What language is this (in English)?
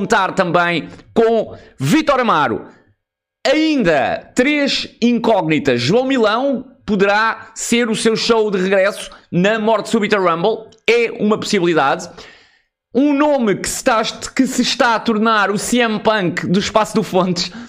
Portuguese